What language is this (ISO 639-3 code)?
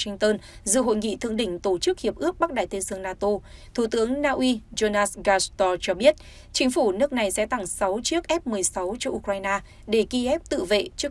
vie